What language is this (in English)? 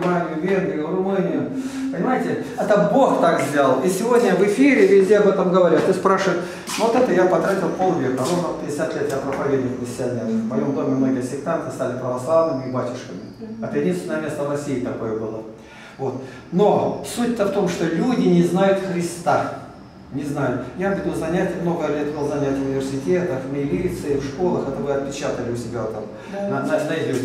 Russian